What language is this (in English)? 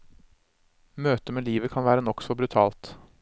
Norwegian